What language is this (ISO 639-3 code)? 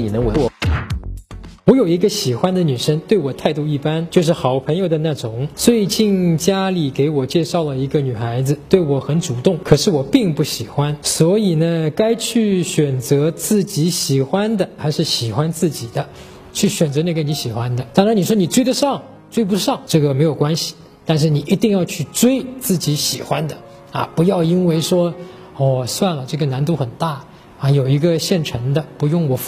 zho